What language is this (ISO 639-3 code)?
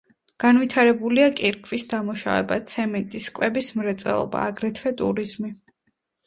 kat